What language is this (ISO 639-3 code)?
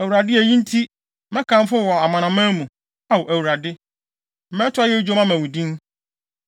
aka